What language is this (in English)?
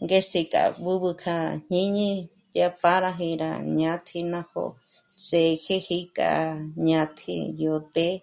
Michoacán Mazahua